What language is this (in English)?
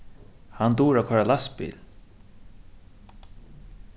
Faroese